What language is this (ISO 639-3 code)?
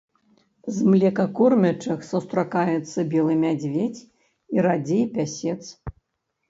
bel